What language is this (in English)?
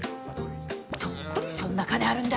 Japanese